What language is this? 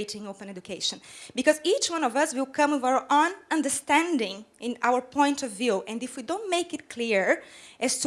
English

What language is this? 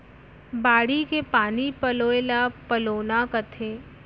Chhattisgarhi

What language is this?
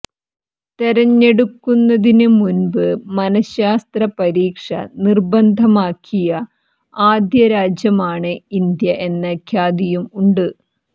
Malayalam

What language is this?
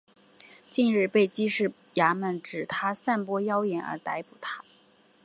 Chinese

